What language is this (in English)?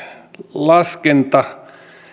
Finnish